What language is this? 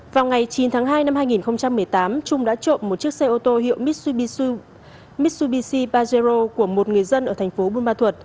Vietnamese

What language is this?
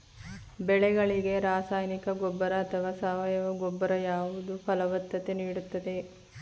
Kannada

